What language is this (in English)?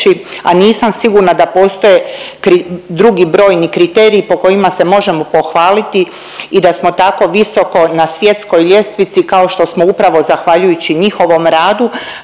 Croatian